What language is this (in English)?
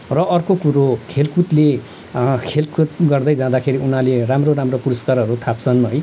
Nepali